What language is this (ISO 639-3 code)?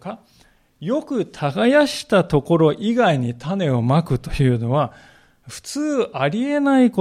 jpn